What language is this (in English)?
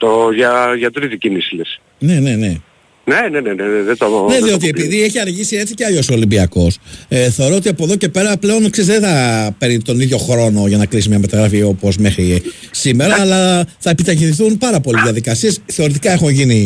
Greek